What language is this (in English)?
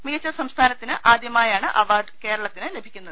Malayalam